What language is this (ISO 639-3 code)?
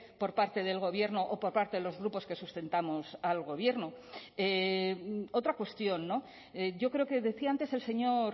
spa